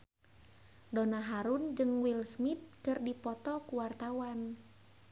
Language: Sundanese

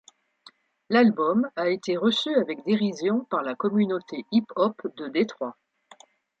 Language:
French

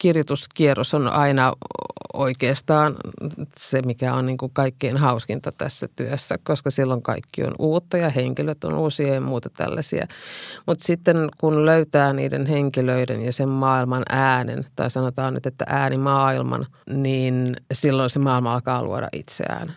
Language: Finnish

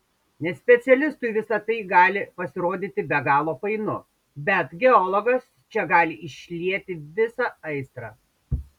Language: Lithuanian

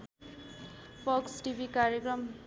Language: Nepali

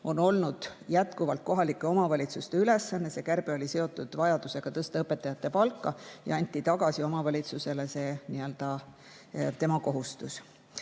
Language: Estonian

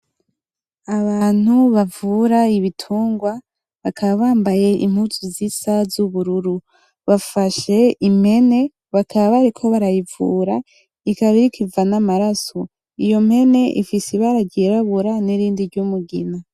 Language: Rundi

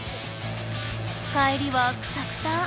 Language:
Japanese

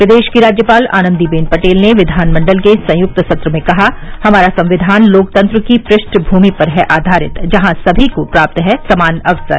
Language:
Hindi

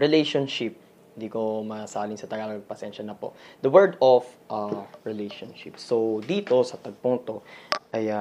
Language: Filipino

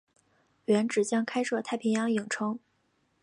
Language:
Chinese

